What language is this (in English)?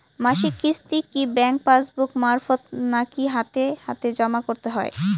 Bangla